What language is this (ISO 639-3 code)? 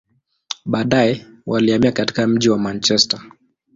swa